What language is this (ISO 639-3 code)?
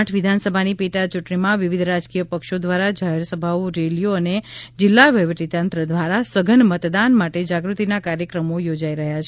guj